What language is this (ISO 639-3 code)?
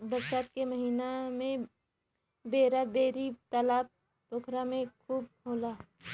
bho